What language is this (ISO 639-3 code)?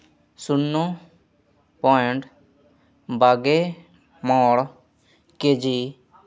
sat